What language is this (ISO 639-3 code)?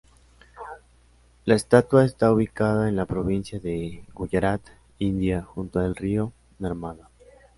spa